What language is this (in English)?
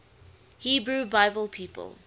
English